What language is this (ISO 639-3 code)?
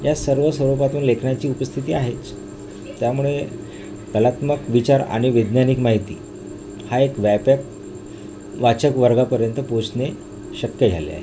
mar